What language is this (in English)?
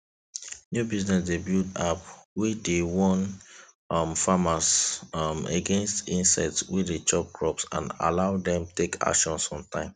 Nigerian Pidgin